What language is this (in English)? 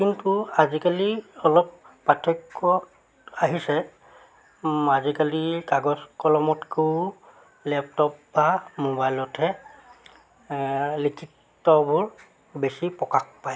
Assamese